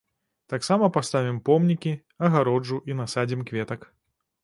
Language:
Belarusian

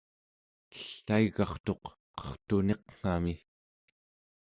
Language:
Central Yupik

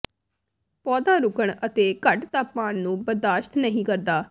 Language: Punjabi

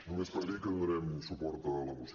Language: Catalan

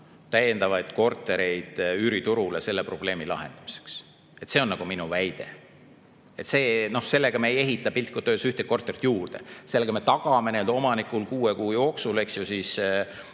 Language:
Estonian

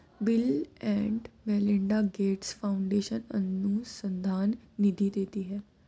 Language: Hindi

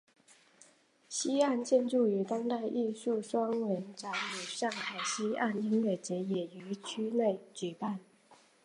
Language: Chinese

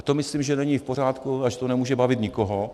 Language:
Czech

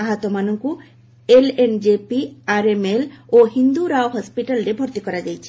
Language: Odia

